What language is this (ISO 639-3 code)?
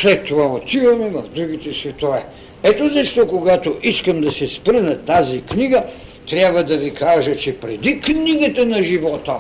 bul